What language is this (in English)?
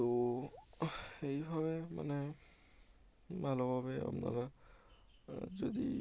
Bangla